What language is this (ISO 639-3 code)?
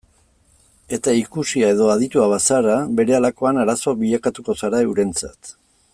eus